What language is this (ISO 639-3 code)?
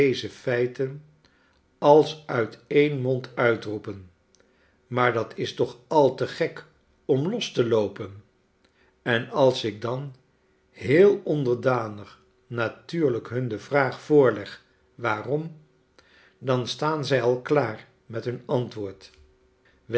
nld